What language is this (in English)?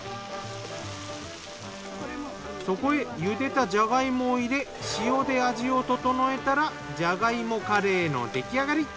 Japanese